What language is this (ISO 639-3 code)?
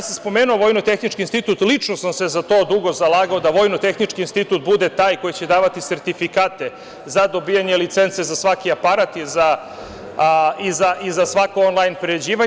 srp